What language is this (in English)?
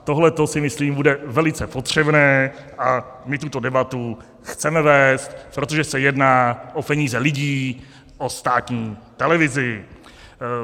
Czech